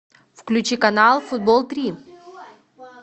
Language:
Russian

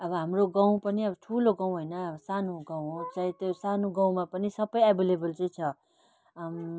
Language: Nepali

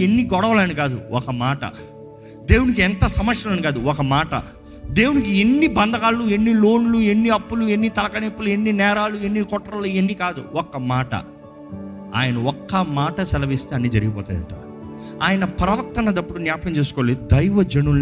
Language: Telugu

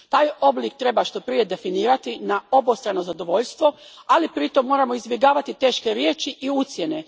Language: Croatian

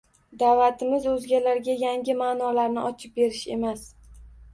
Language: Uzbek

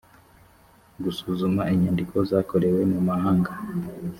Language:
Kinyarwanda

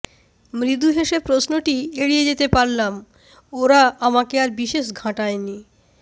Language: Bangla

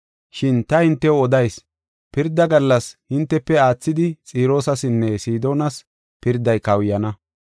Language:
Gofa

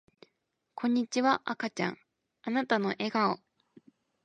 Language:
Japanese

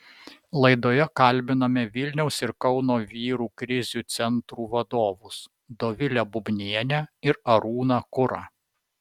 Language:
Lithuanian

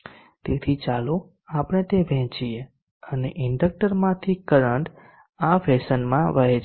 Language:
Gujarati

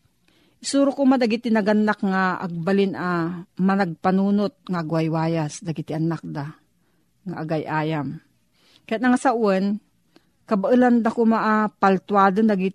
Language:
Filipino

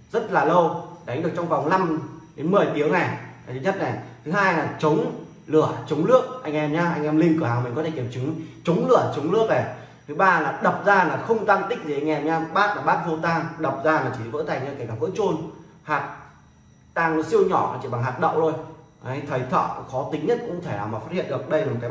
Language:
Vietnamese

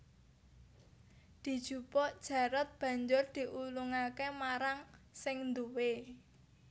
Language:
Javanese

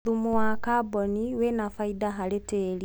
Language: Kikuyu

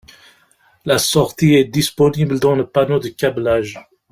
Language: French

